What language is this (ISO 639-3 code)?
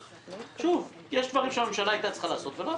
heb